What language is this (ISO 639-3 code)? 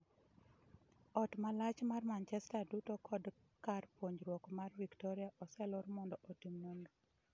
luo